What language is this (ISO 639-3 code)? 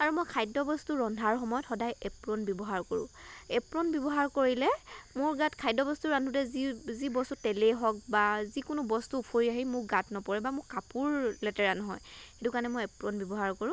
asm